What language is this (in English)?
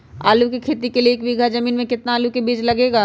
Magahi